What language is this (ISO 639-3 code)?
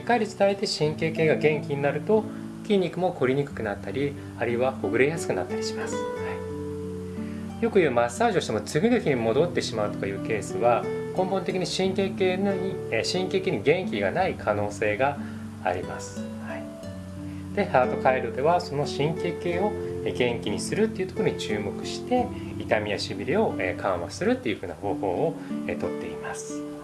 jpn